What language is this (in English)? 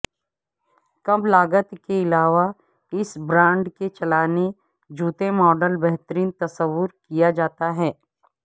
Urdu